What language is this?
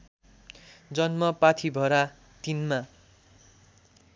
Nepali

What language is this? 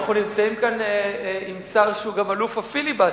Hebrew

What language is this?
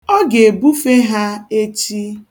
Igbo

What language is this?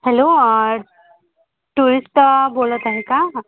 Marathi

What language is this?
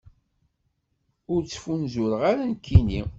Kabyle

